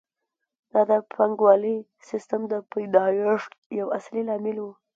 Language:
Pashto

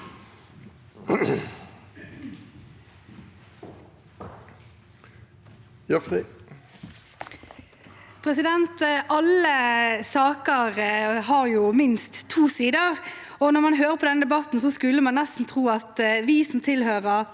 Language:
Norwegian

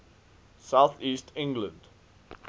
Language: English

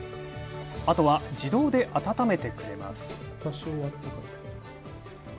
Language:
Japanese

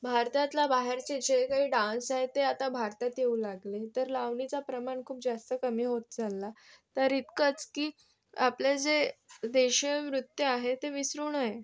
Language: Marathi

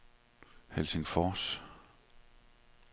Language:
Danish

